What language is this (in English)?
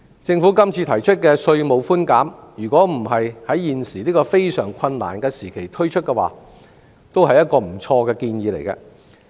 Cantonese